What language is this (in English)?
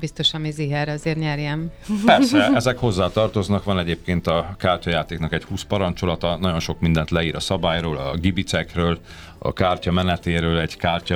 Hungarian